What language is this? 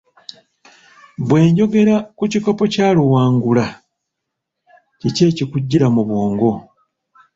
Ganda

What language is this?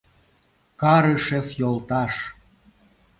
Mari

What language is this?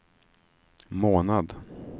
Swedish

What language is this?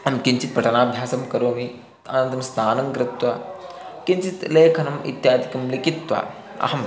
Sanskrit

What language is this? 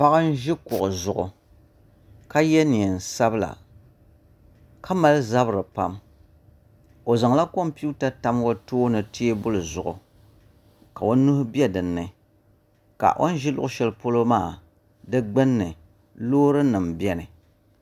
Dagbani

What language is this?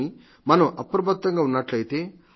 Telugu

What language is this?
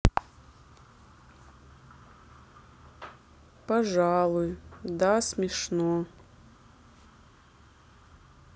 Russian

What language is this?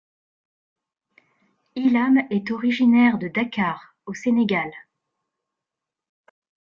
French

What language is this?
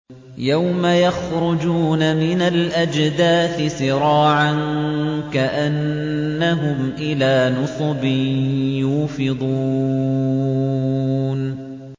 Arabic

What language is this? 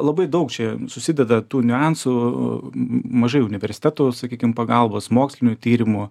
Lithuanian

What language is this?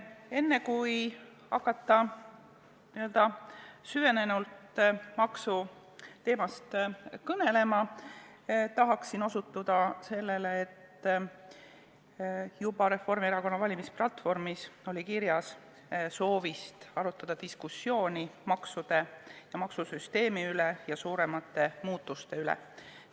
Estonian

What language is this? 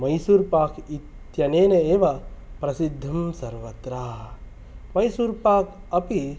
Sanskrit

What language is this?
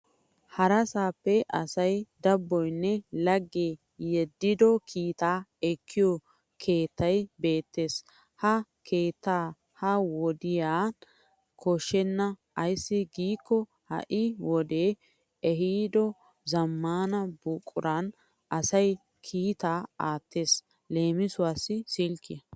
Wolaytta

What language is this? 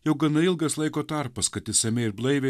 Lithuanian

